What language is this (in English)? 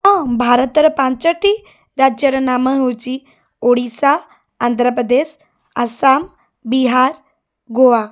Odia